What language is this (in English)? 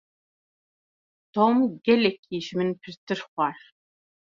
Kurdish